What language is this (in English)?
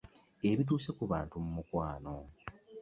Ganda